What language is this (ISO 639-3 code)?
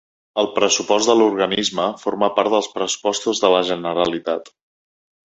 cat